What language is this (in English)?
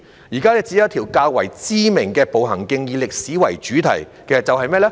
Cantonese